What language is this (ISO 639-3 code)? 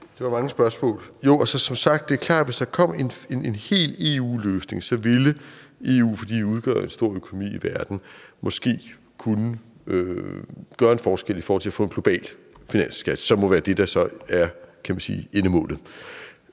dan